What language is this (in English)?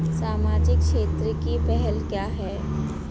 Hindi